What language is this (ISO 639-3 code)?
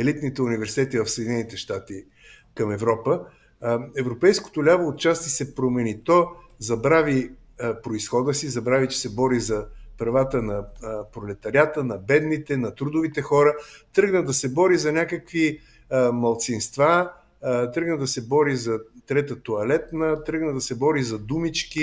bul